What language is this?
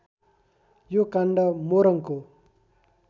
Nepali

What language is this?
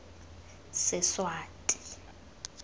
Tswana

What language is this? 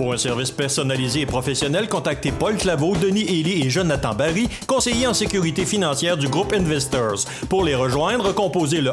French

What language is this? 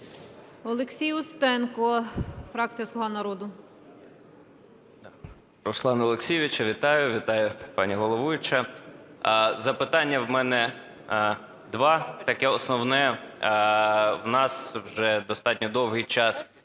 Ukrainian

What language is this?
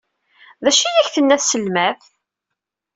Kabyle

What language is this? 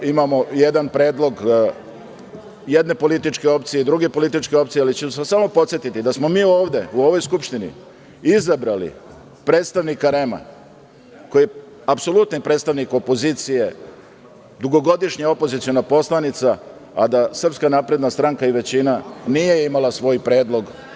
Serbian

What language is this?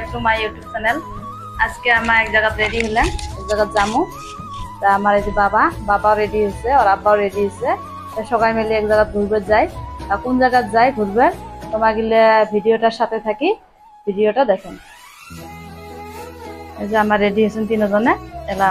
Arabic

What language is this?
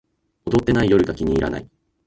Japanese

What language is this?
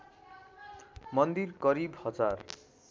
Nepali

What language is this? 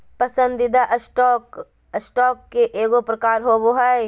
Magahi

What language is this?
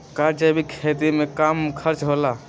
Magahi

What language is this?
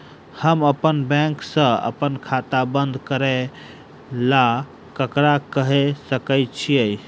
Maithili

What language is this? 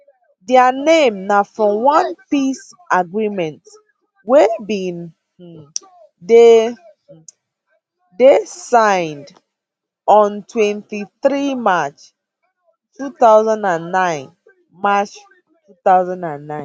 Nigerian Pidgin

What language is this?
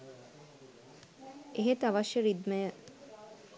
Sinhala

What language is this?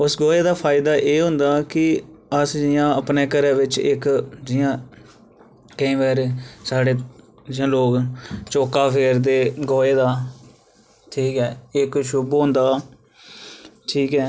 Dogri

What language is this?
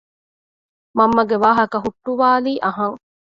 Divehi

